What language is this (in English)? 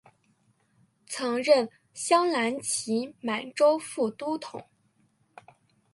Chinese